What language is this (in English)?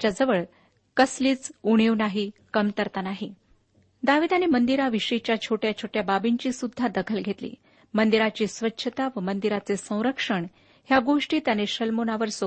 Marathi